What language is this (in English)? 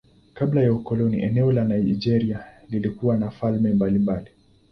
Swahili